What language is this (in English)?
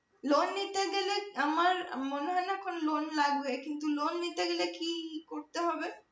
Bangla